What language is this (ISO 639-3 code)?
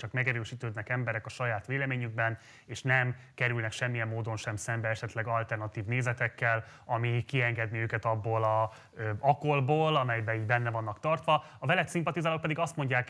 hun